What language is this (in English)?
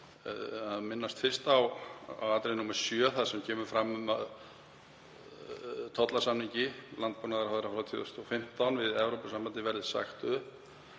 Icelandic